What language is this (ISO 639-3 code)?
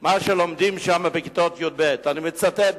heb